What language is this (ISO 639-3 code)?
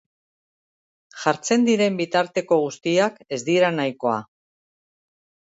eus